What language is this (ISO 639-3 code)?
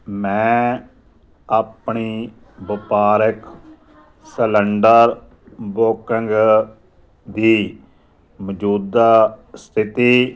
pan